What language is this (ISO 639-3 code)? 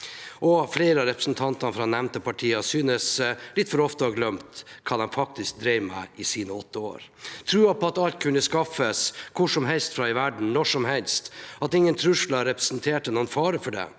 nor